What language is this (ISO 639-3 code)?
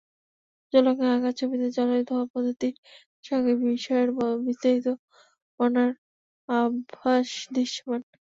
ben